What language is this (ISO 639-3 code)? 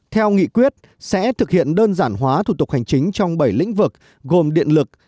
vie